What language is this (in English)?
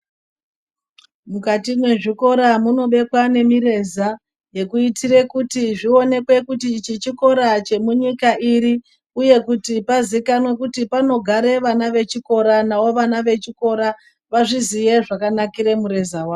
Ndau